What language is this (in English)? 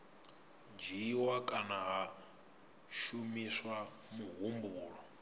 Venda